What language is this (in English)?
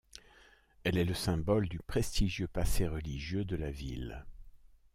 French